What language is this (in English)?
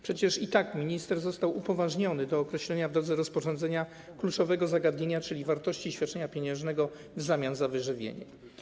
Polish